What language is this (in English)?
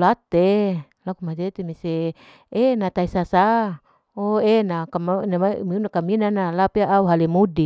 Larike-Wakasihu